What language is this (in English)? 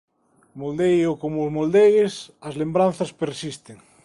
Galician